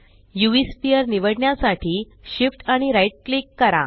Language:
Marathi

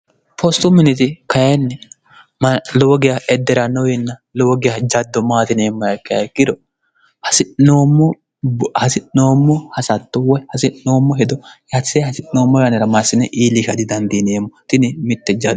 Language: Sidamo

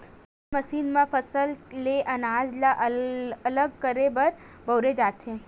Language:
Chhattisgarhi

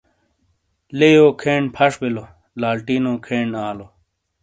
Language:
Shina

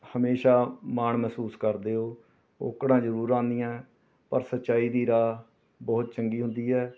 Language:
Punjabi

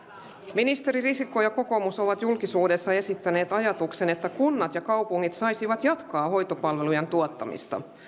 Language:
Finnish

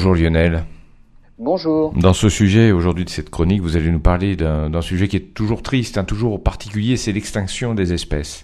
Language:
French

